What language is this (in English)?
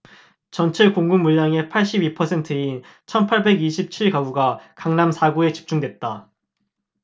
Korean